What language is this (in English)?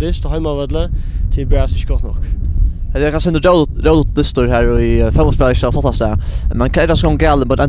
Norwegian